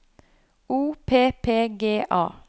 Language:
Norwegian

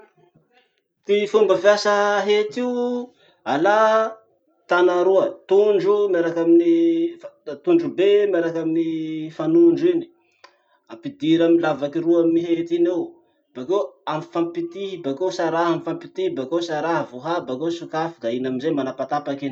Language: Masikoro Malagasy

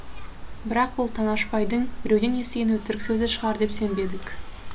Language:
Kazakh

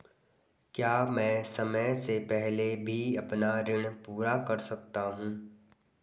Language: Hindi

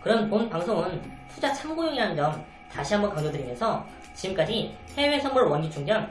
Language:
Korean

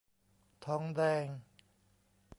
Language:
Thai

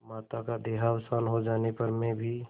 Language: Hindi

